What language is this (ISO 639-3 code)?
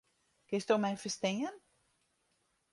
fry